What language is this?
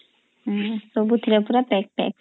Odia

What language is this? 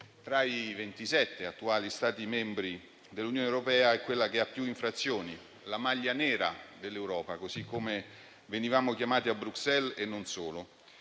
Italian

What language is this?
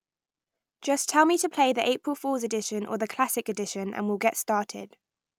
English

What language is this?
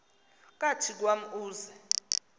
Xhosa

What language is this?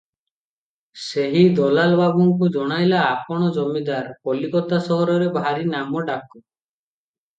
Odia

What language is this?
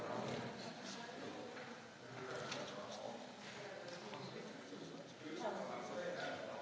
Slovenian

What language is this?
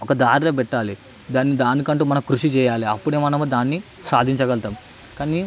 Telugu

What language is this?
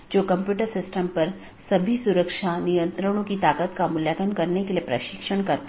Hindi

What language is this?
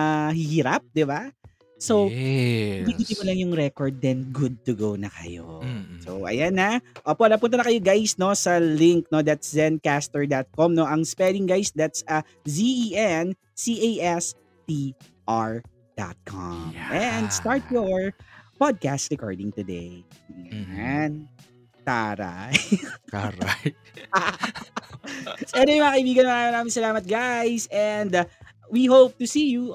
Filipino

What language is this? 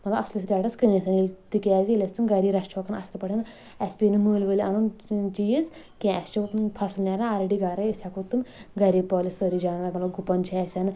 Kashmiri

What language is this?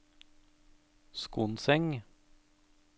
Norwegian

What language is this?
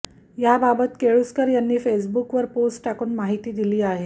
Marathi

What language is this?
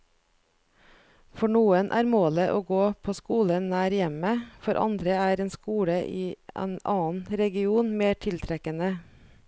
Norwegian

